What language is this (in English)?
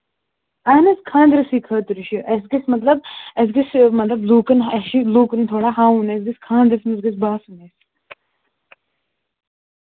Kashmiri